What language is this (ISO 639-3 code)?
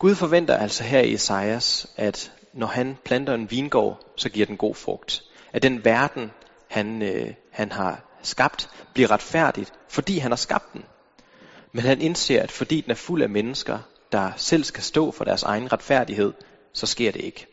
dan